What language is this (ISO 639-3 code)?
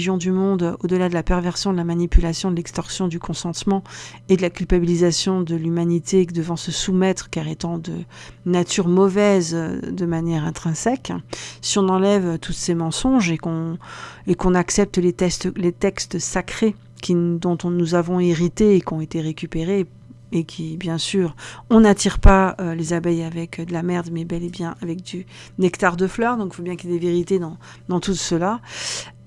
fra